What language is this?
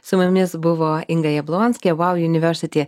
Lithuanian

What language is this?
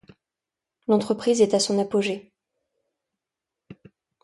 French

